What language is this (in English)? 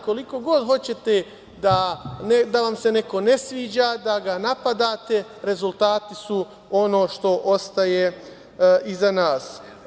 Serbian